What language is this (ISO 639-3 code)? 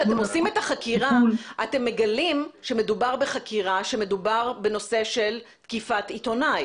heb